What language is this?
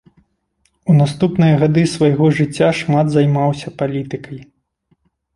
Belarusian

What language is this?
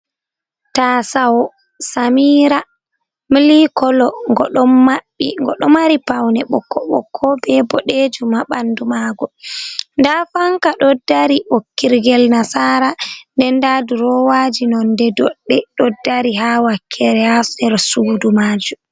Fula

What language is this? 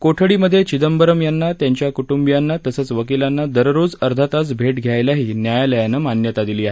Marathi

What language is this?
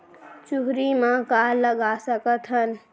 Chhattisgarhi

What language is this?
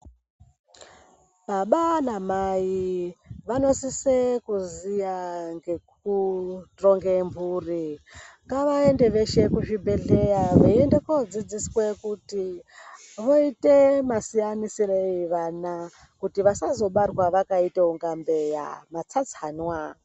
Ndau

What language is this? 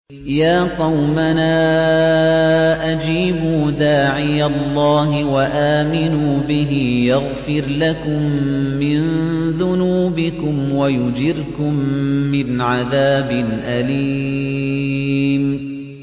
Arabic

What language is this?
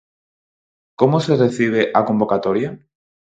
Galician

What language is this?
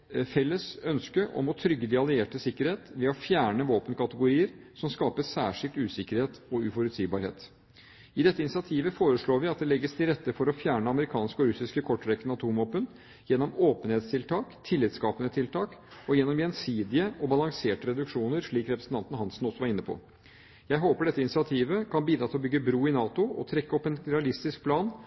Norwegian Bokmål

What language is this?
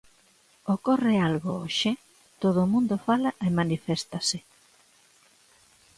Galician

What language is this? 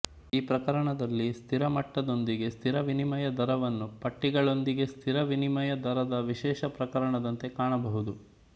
Kannada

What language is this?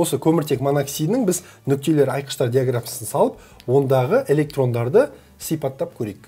Turkish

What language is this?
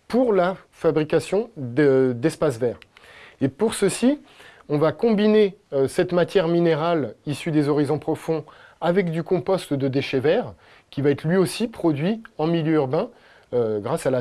French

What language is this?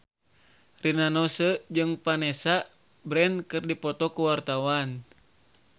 Sundanese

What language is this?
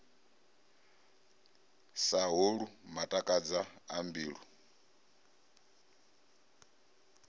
Venda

